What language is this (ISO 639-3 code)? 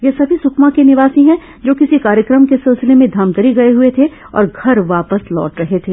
hin